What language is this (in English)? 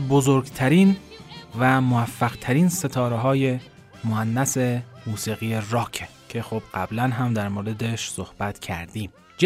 Persian